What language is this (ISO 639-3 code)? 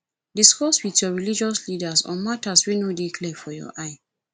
pcm